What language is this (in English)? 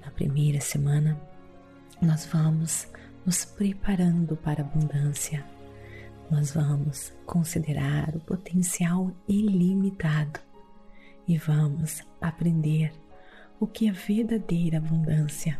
Portuguese